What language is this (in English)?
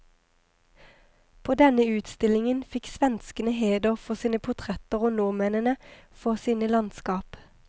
Norwegian